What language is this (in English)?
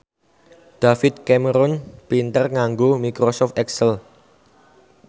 Javanese